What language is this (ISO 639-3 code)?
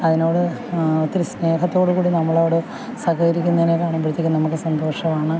mal